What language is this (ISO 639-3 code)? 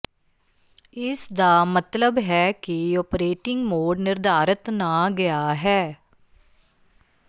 pan